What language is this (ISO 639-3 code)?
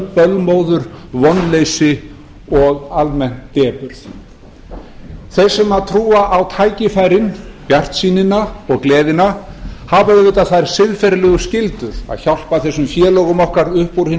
isl